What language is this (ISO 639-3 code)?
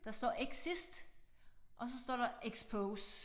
dan